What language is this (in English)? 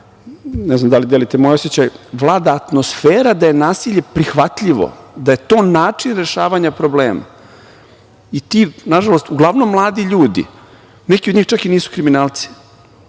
Serbian